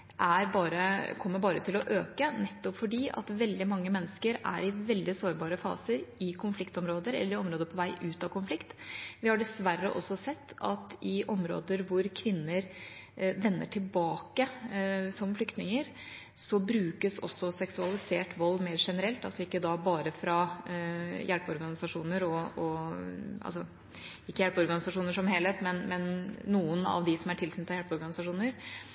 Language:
Norwegian Bokmål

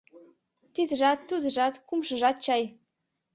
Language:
Mari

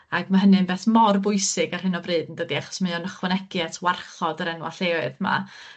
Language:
Welsh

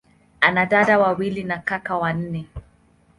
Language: Swahili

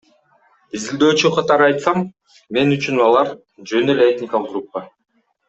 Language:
Kyrgyz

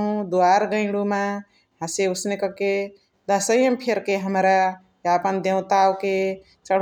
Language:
Chitwania Tharu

